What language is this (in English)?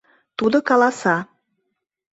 Mari